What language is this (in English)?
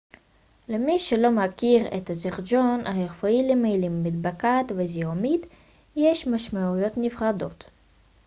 Hebrew